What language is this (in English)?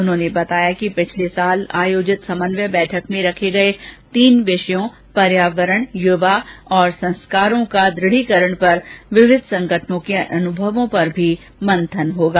Hindi